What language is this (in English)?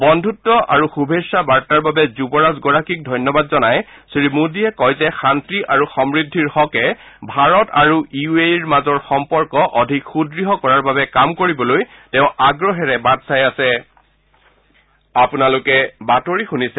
Assamese